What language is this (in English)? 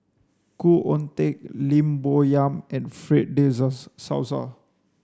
English